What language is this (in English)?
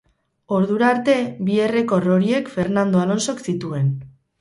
Basque